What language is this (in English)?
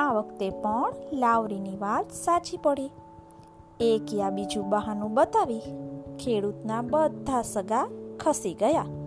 Gujarati